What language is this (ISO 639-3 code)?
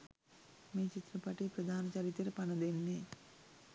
sin